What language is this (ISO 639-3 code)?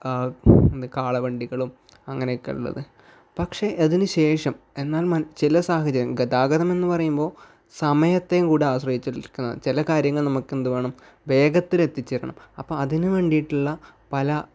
mal